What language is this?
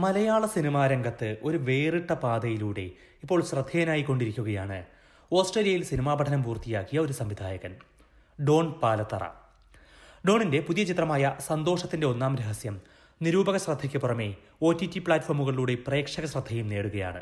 Malayalam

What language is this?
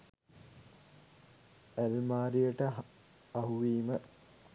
Sinhala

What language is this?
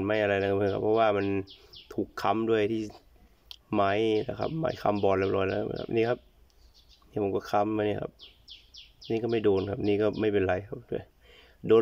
Thai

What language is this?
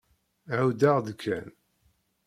Kabyle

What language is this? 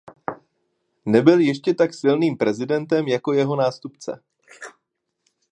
Czech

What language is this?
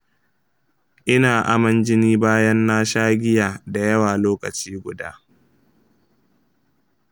Hausa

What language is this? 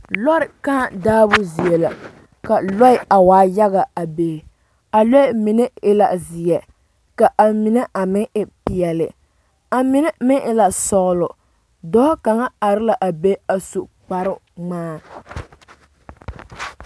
Southern Dagaare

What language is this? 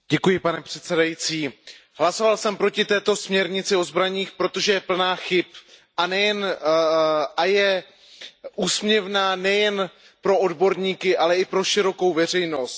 Czech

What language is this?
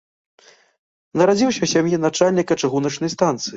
Belarusian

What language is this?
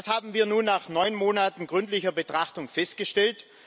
German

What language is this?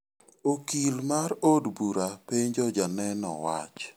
Luo (Kenya and Tanzania)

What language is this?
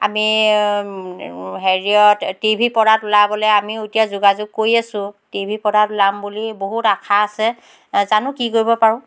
Assamese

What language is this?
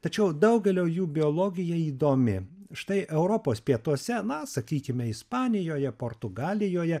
Lithuanian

